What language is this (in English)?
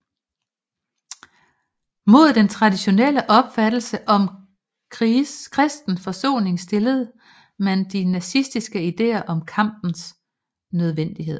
Danish